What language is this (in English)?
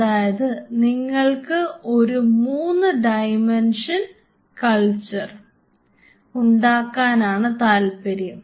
Malayalam